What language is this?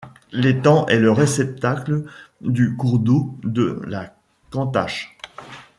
French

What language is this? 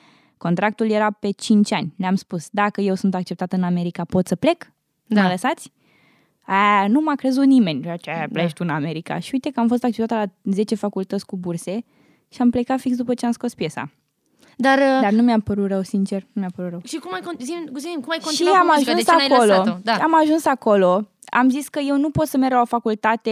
Romanian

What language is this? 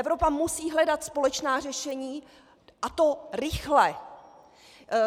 Czech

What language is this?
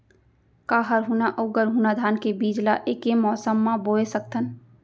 Chhattisgarhi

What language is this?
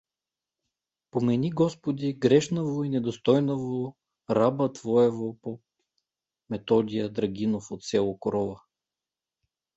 Bulgarian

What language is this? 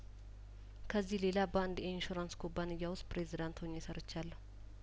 Amharic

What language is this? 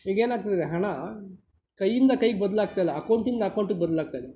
Kannada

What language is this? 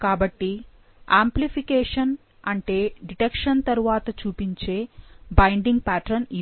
Telugu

